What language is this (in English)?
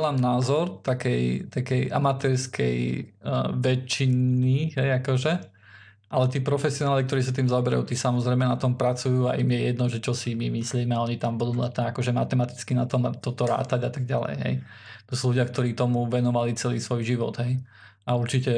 Slovak